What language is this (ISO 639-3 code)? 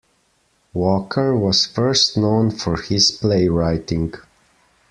eng